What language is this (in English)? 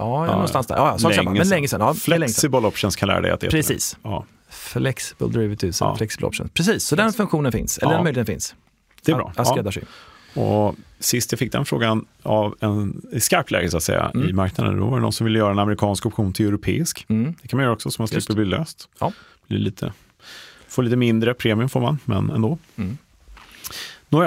Swedish